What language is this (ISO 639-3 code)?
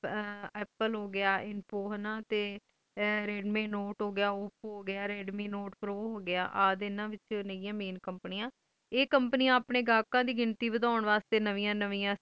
pan